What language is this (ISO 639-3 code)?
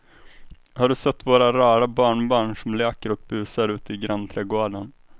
swe